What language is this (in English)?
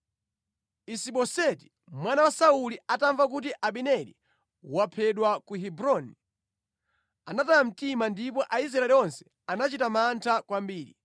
Nyanja